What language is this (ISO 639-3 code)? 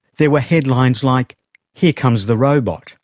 eng